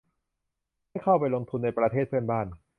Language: Thai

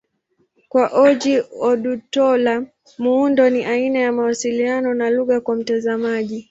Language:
Swahili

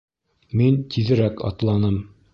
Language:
Bashkir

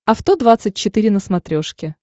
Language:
Russian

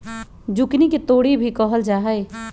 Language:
Magahi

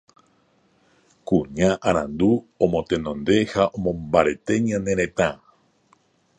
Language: Guarani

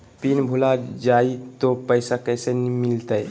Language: Magahi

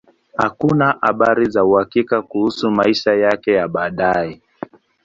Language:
Swahili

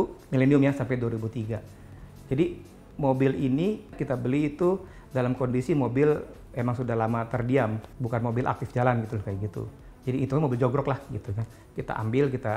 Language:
Indonesian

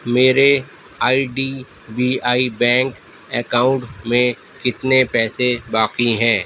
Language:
Urdu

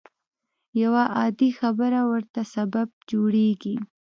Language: Pashto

